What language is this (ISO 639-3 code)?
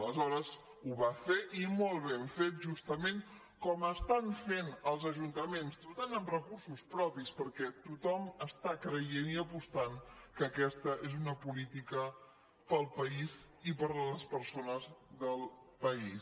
cat